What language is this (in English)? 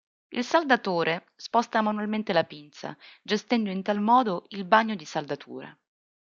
Italian